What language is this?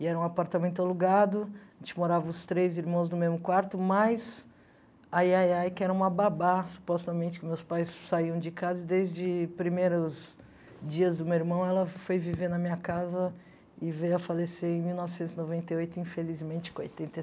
Portuguese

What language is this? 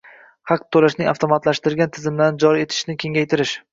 Uzbek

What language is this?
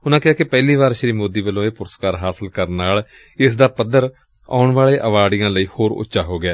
Punjabi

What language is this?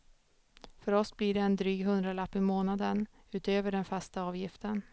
Swedish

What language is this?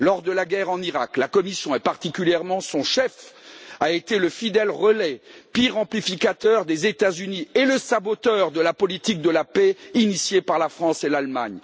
French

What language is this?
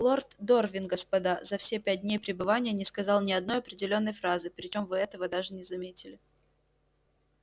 Russian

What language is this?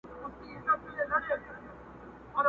Pashto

